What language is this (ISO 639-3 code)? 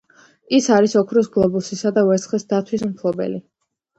kat